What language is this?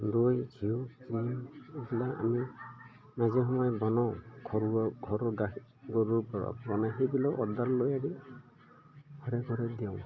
Assamese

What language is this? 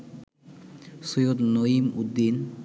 Bangla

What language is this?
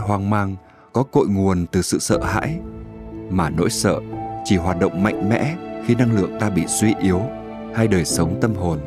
Vietnamese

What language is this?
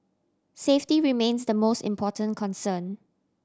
English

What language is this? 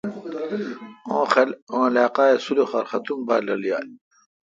Kalkoti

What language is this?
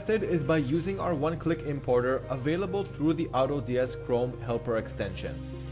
English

